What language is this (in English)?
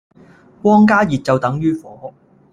Cantonese